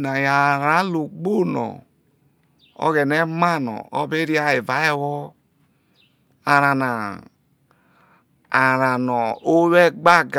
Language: Isoko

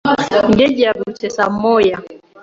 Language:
Kinyarwanda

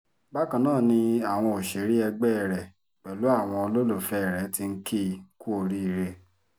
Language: Yoruba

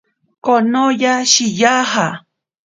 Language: Ashéninka Perené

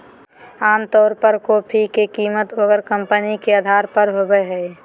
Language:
Magahi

